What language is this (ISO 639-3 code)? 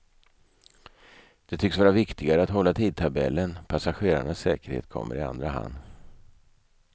swe